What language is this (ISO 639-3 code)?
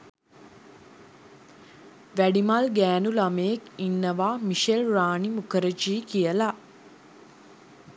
sin